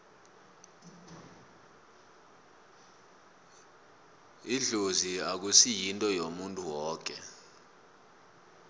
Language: South Ndebele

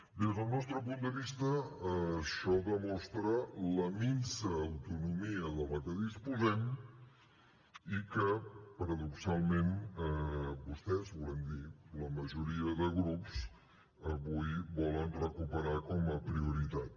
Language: Catalan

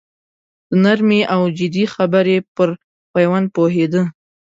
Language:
Pashto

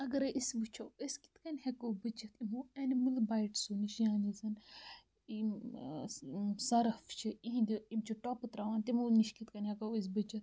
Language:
Kashmiri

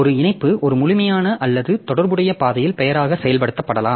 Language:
Tamil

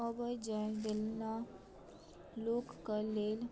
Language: Maithili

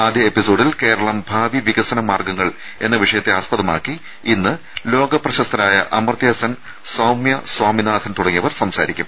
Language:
Malayalam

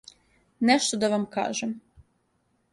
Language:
Serbian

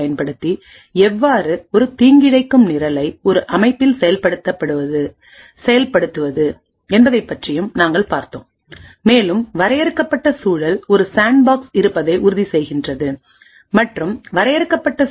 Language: Tamil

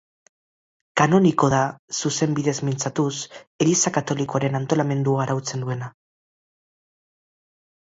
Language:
Basque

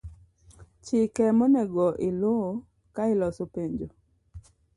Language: Luo (Kenya and Tanzania)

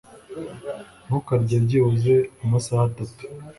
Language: Kinyarwanda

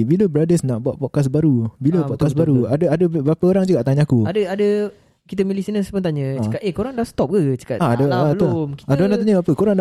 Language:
Malay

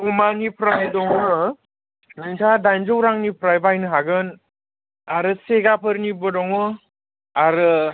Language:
Bodo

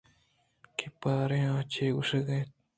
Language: Eastern Balochi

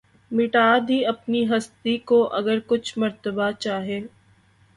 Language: Urdu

